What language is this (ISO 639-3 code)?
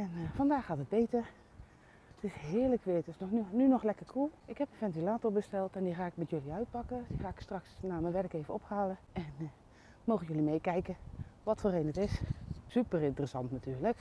nld